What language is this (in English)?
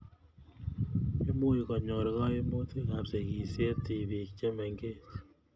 Kalenjin